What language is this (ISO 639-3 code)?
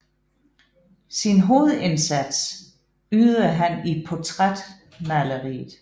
dan